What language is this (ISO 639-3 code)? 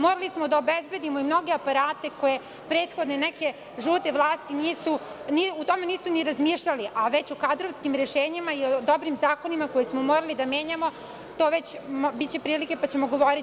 srp